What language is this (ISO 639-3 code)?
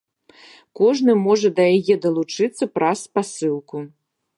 bel